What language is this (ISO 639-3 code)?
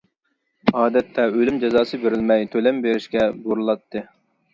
uig